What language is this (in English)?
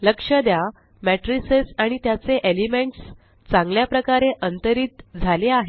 Marathi